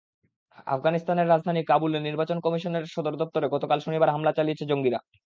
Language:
Bangla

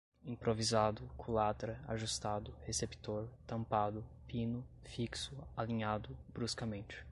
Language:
Portuguese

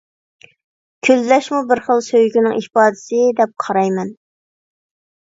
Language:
Uyghur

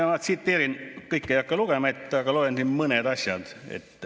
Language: Estonian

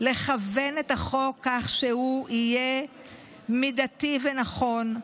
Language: Hebrew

